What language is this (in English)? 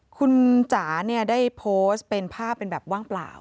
Thai